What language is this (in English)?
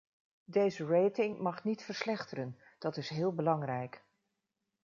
Dutch